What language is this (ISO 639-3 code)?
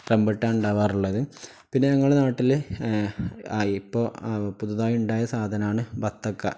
mal